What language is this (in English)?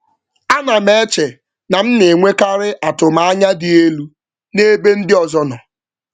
Igbo